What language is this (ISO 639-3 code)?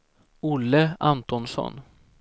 swe